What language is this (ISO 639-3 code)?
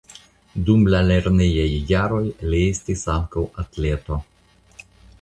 epo